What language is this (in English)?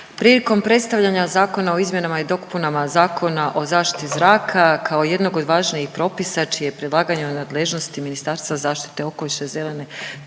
Croatian